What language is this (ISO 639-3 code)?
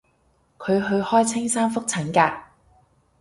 yue